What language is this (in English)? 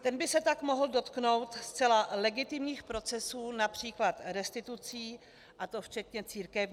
Czech